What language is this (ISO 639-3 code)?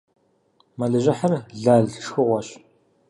kbd